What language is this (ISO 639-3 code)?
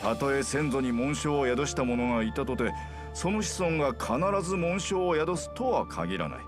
jpn